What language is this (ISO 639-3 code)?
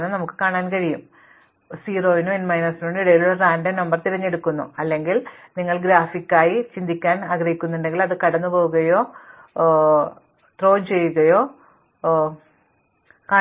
mal